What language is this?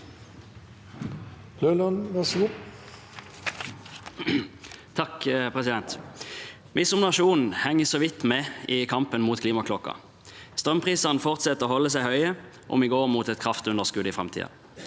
Norwegian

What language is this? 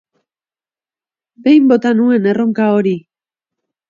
Basque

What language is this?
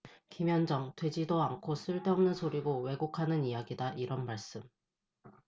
Korean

